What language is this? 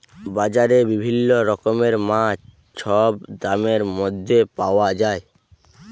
Bangla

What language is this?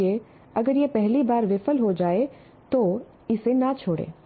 Hindi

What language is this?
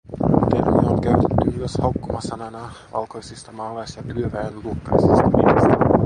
Finnish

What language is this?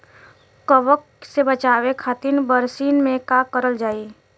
Bhojpuri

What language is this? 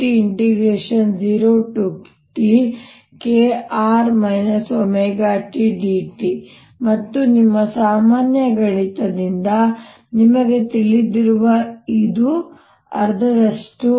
Kannada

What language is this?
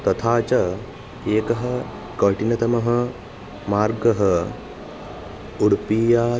Sanskrit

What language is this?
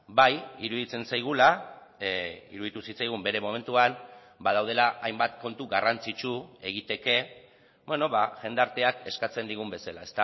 Basque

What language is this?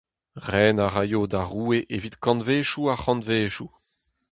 Breton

